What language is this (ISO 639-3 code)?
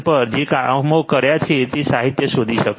guj